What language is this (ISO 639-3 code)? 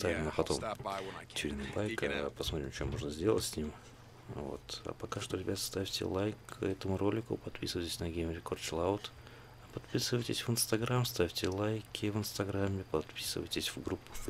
rus